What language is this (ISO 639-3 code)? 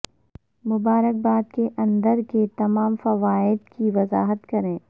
urd